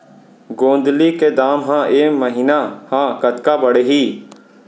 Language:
Chhattisgarhi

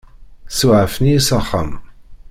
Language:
Kabyle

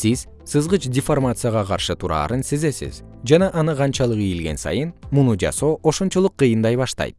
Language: Kyrgyz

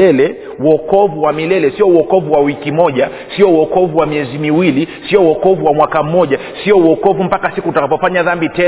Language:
Swahili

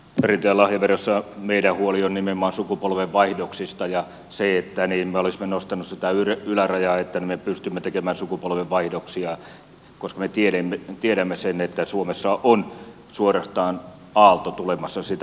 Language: Finnish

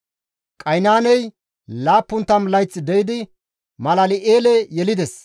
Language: Gamo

